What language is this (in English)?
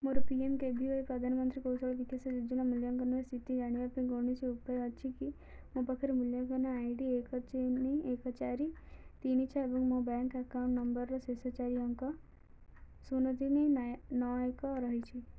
Odia